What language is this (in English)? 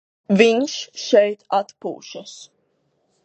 Latvian